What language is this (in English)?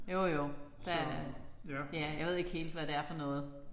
Danish